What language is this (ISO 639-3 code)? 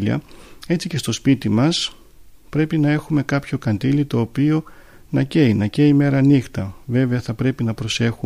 ell